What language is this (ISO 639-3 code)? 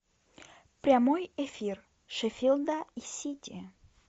rus